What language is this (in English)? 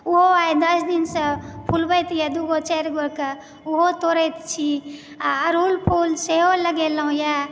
Maithili